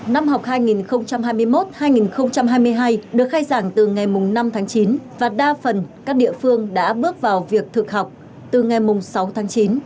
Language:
Vietnamese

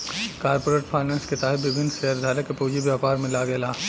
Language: Bhojpuri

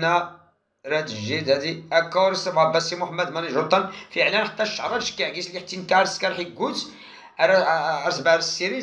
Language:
Arabic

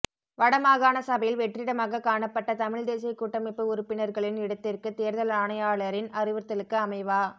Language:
Tamil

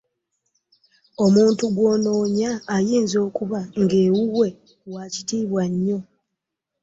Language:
Ganda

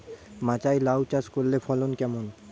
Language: Bangla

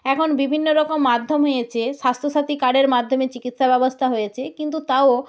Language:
Bangla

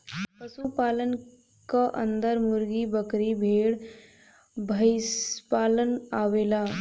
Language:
Bhojpuri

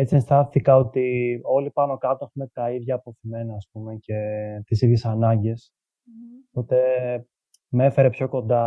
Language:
Greek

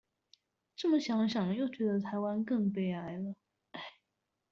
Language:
Chinese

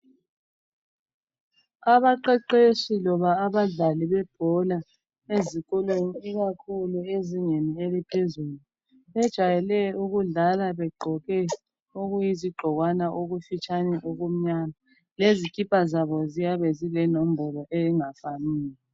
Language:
North Ndebele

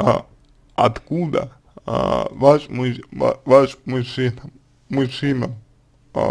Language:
Russian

